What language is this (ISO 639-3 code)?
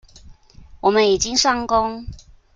zho